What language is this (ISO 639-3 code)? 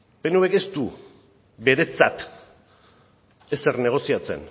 eus